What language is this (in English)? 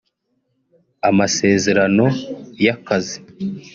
Kinyarwanda